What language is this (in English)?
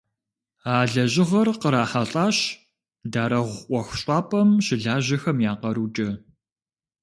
Kabardian